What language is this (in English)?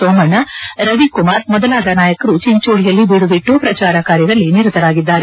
Kannada